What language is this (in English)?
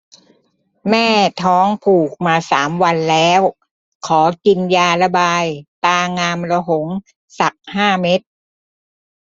Thai